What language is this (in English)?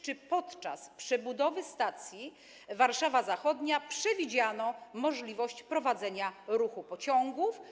Polish